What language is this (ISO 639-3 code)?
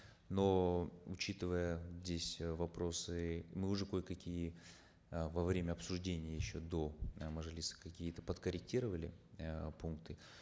kaz